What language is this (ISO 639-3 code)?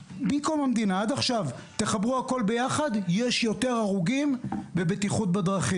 heb